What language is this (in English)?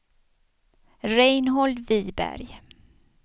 Swedish